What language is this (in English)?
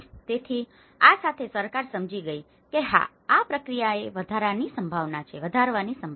Gujarati